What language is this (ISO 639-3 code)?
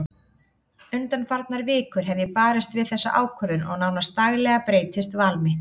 isl